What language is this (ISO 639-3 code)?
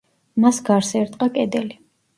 kat